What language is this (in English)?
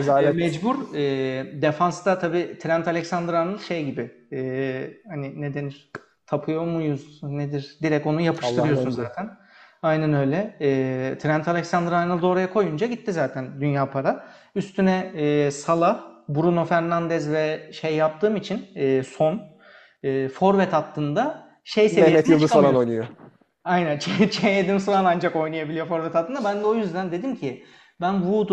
Turkish